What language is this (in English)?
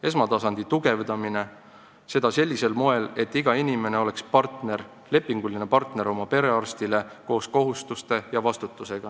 Estonian